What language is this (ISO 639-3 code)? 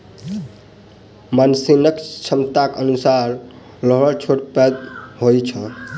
mai